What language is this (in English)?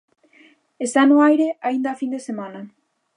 Galician